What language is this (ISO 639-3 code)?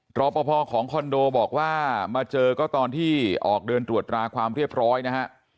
tha